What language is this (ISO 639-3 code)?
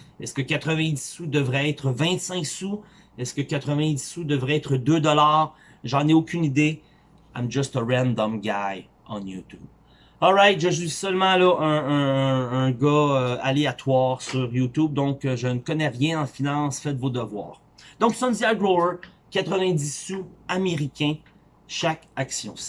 fra